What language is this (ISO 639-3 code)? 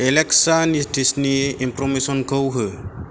brx